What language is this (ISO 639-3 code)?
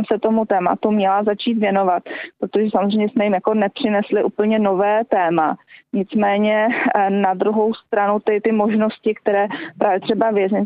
ces